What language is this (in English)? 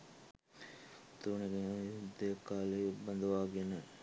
Sinhala